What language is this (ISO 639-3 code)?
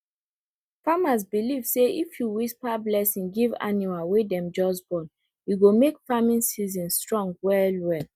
pcm